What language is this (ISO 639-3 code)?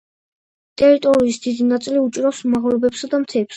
kat